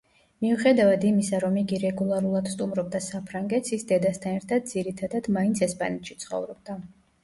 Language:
Georgian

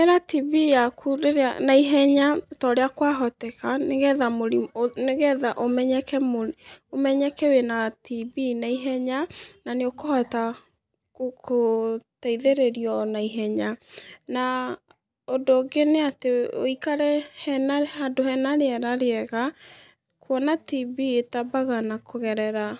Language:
Kikuyu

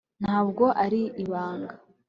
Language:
Kinyarwanda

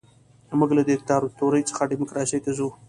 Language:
Pashto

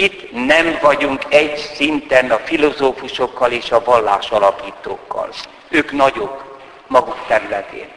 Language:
Hungarian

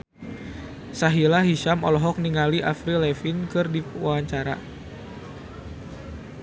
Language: Sundanese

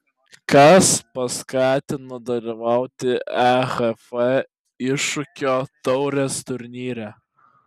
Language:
Lithuanian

